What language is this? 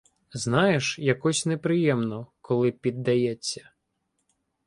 Ukrainian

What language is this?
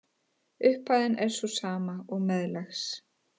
Icelandic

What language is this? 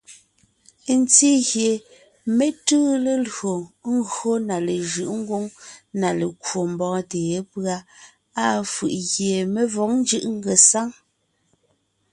Ngiemboon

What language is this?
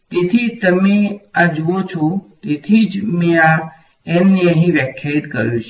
Gujarati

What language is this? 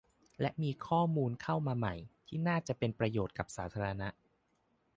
Thai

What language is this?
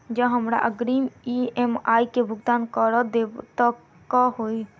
Maithili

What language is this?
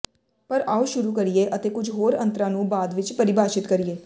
Punjabi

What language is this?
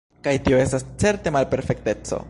Esperanto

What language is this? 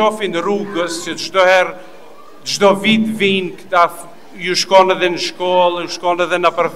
Romanian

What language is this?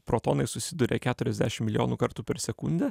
Lithuanian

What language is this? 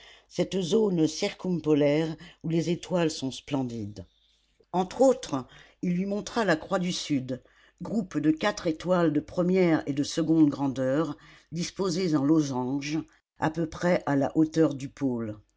French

